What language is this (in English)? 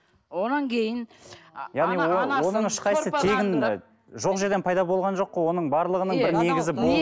Kazakh